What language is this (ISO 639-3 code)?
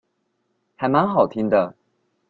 zho